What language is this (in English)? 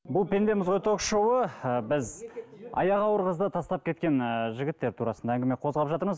Kazakh